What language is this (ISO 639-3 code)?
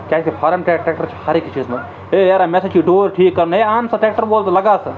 kas